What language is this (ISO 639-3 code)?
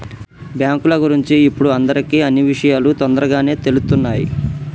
tel